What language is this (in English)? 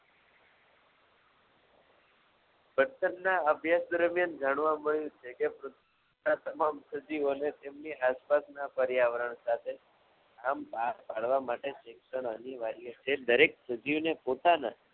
Gujarati